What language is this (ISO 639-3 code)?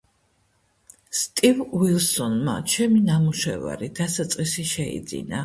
kat